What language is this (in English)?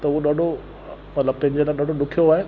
Sindhi